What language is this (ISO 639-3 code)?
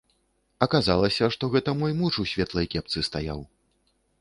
bel